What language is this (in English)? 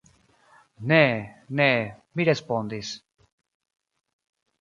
Esperanto